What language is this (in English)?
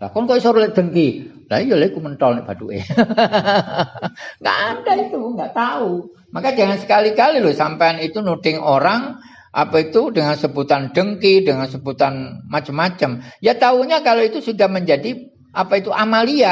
Indonesian